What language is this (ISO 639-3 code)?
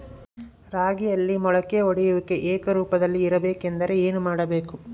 kan